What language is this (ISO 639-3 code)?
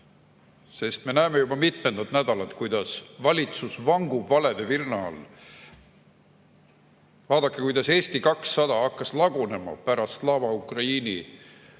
est